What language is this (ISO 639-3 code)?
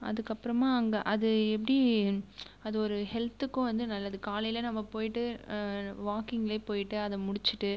tam